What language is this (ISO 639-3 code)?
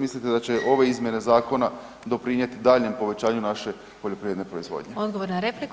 hrv